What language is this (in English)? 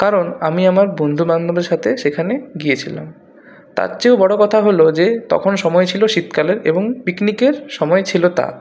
Bangla